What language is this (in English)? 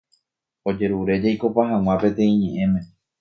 Guarani